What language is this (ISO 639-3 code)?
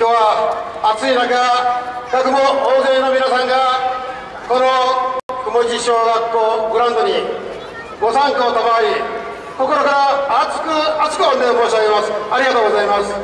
jpn